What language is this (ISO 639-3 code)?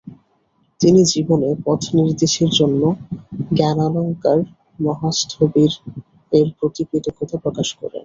ben